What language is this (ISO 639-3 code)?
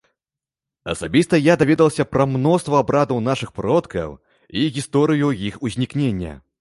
bel